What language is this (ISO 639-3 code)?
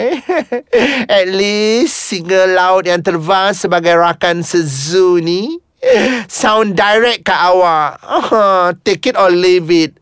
msa